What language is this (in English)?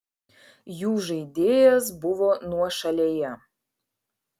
Lithuanian